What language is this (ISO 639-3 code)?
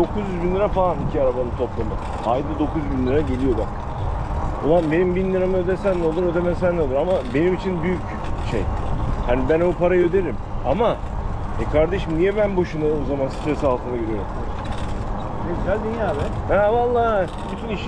tur